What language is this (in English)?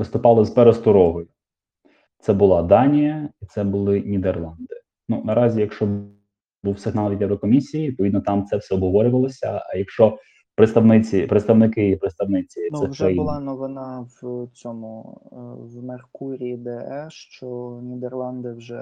Ukrainian